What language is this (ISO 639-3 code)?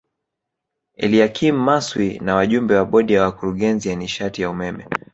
swa